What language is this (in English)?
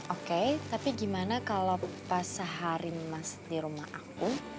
Indonesian